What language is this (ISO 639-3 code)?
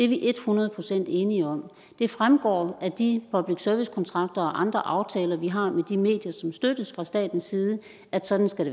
dan